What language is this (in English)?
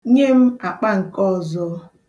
Igbo